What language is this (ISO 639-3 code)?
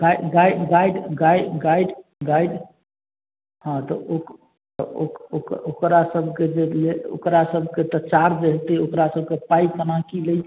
mai